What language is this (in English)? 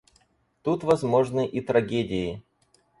Russian